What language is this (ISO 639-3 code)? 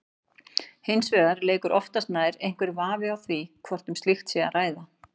isl